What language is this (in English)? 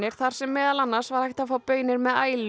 Icelandic